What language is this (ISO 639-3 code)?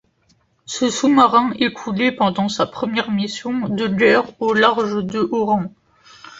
fra